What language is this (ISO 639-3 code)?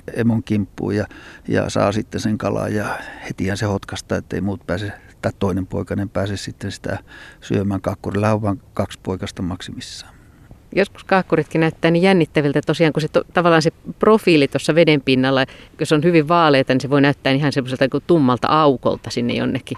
fin